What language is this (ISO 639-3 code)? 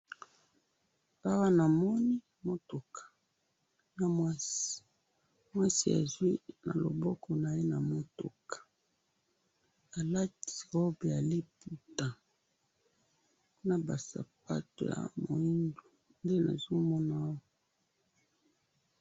lin